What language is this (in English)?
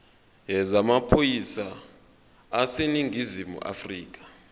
Zulu